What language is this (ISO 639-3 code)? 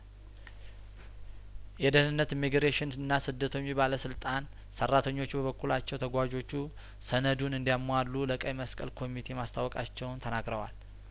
amh